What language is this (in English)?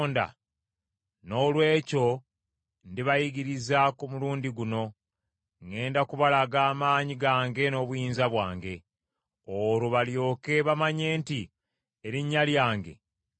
Ganda